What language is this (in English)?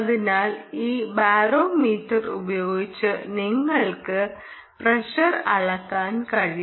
Malayalam